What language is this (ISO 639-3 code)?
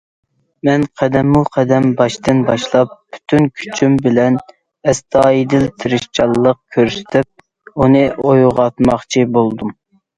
uig